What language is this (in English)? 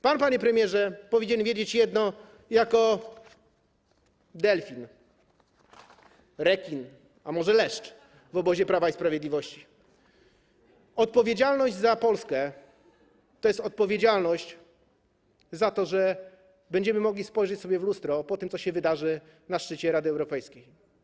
Polish